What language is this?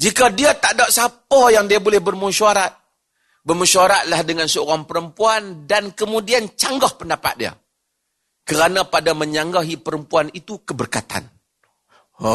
Malay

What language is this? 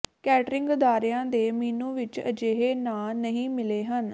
Punjabi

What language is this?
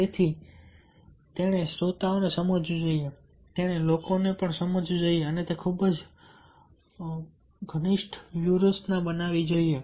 Gujarati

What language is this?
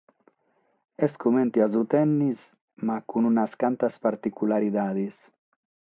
Sardinian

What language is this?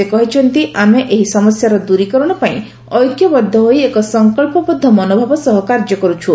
Odia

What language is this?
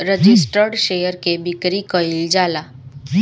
Bhojpuri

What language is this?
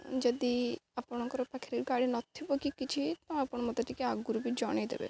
Odia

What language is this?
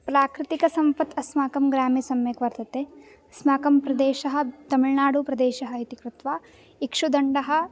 Sanskrit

